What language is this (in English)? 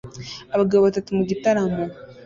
Kinyarwanda